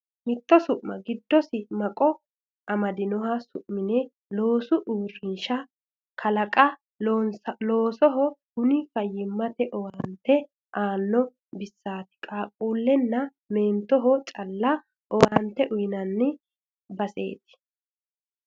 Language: Sidamo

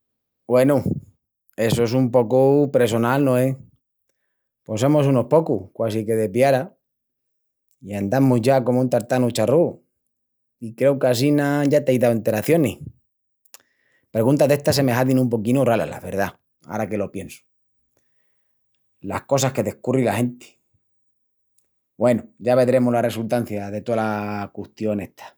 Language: Extremaduran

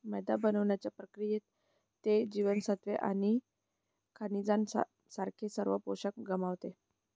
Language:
Marathi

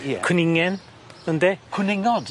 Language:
Welsh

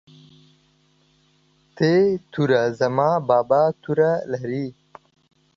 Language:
Pashto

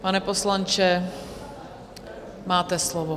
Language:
Czech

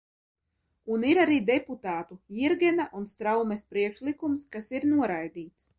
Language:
Latvian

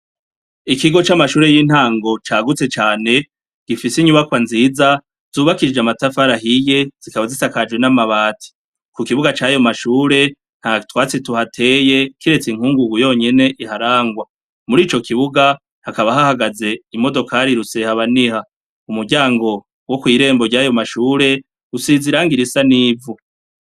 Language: Rundi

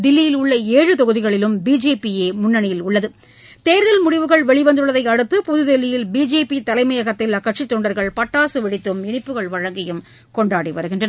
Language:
Tamil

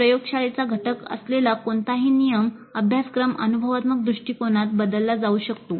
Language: Marathi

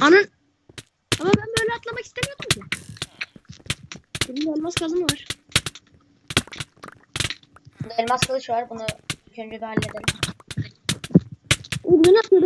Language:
Turkish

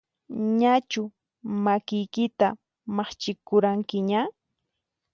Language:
Puno Quechua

